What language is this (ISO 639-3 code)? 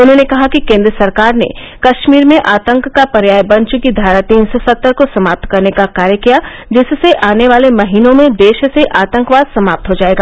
hin